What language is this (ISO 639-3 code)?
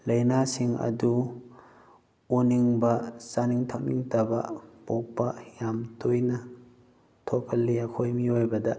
mni